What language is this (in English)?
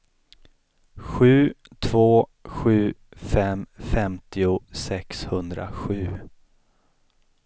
Swedish